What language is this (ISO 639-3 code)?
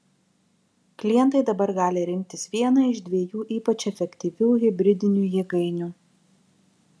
lit